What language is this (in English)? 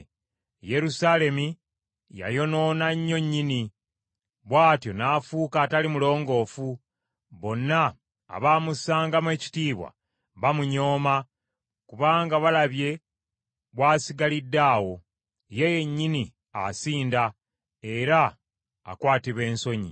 Ganda